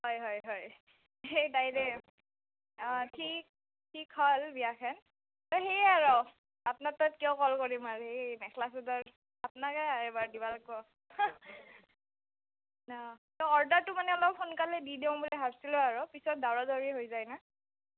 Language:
Assamese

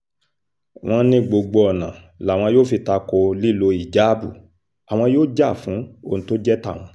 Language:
Yoruba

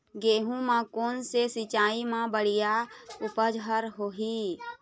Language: Chhattisgarhi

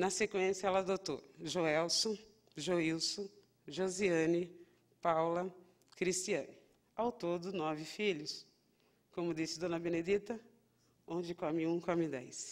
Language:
Portuguese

